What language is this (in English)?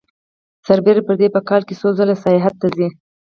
Pashto